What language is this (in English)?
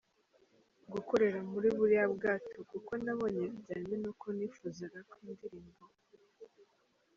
Kinyarwanda